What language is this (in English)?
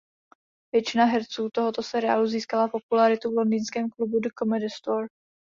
Czech